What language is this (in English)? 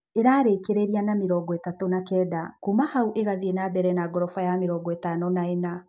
Kikuyu